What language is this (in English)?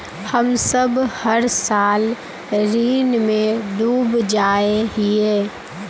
Magahi